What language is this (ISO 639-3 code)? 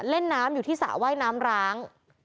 tha